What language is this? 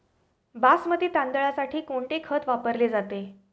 Marathi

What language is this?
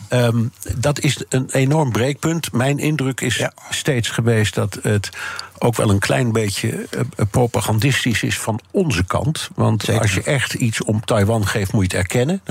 Dutch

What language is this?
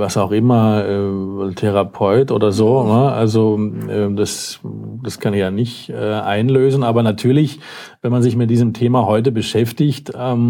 German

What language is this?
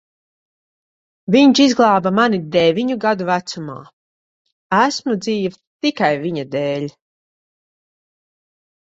Latvian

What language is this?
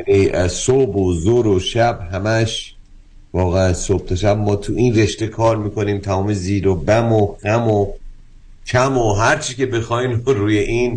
Persian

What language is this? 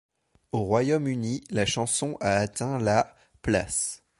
French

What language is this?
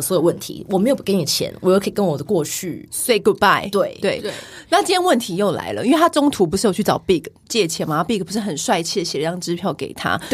Chinese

